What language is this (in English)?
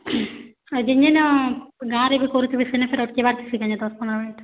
Odia